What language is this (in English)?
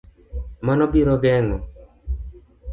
Luo (Kenya and Tanzania)